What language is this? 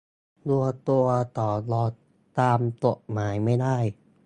Thai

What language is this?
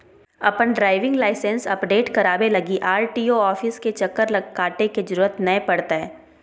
Magahi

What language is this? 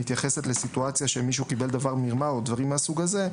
Hebrew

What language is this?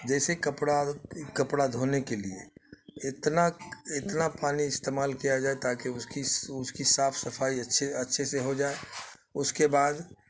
Urdu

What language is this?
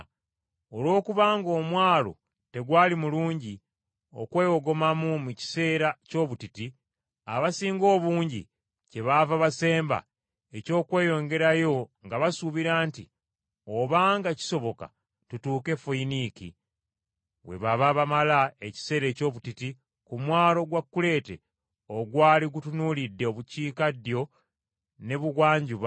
Ganda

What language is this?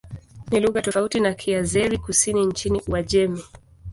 Swahili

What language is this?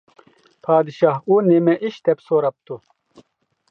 Uyghur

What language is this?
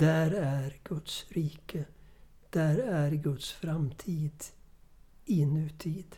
Swedish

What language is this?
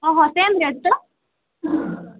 Odia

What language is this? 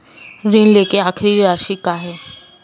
Chhattisgarhi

